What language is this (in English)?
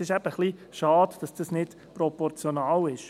Swiss German